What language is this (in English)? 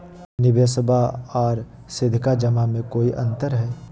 Magahi